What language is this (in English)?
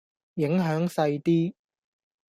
Cantonese